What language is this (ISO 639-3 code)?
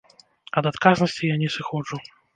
bel